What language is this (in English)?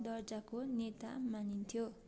Nepali